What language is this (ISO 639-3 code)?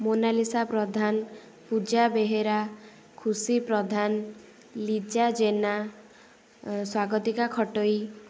ori